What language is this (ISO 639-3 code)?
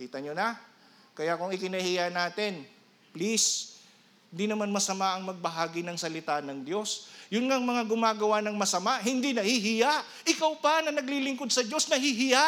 fil